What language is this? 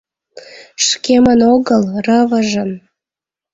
Mari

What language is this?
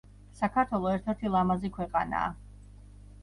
Georgian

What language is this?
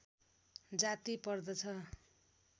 Nepali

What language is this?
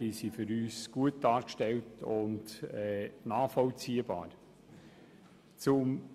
Swiss German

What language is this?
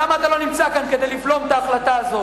Hebrew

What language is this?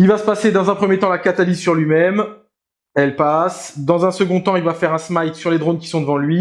French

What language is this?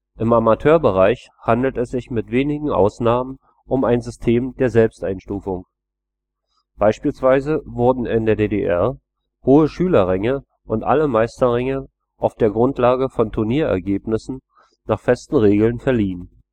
German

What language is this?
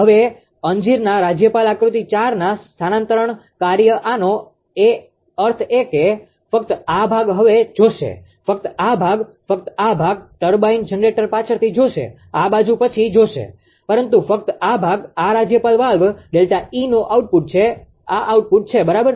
Gujarati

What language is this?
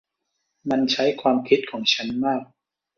Thai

